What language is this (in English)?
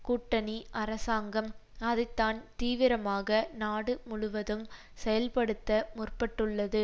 Tamil